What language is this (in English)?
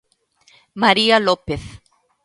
Galician